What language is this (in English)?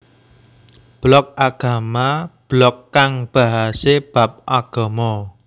Javanese